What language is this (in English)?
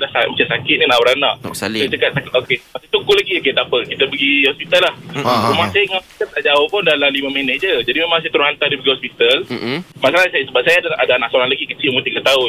Malay